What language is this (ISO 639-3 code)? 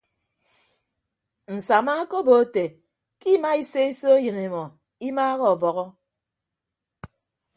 ibb